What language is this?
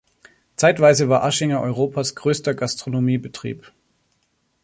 German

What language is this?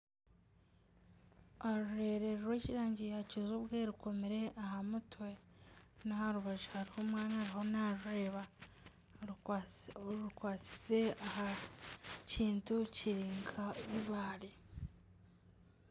Nyankole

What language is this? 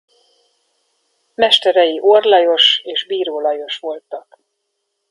Hungarian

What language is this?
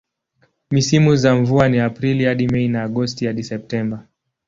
Swahili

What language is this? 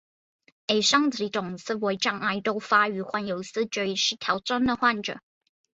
Chinese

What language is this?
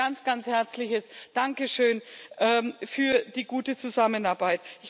German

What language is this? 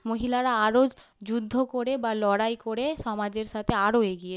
Bangla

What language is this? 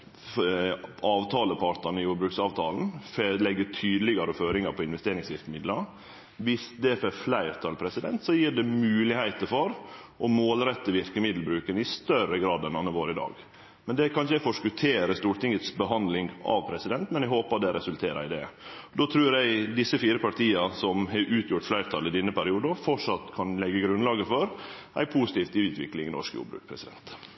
Norwegian Nynorsk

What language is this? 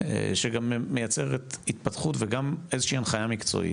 Hebrew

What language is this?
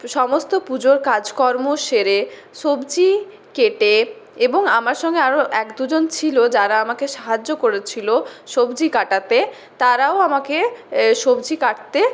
Bangla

